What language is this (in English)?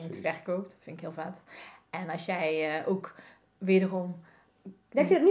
Dutch